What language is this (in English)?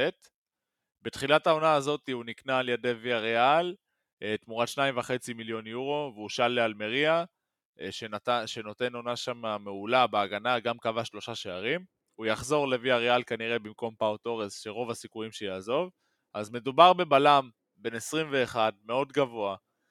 Hebrew